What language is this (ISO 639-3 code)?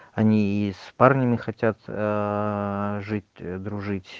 rus